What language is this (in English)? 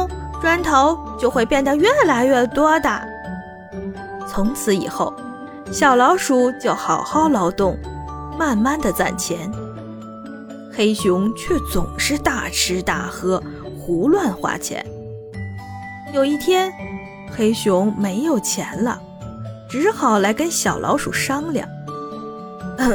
Chinese